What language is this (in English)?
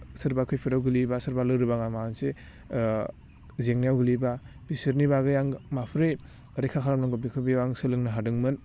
Bodo